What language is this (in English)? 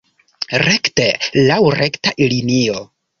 Esperanto